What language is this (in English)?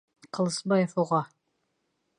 Bashkir